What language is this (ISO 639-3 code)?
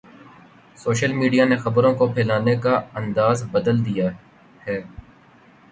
urd